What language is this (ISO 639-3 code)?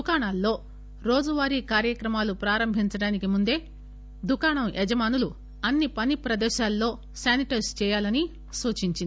tel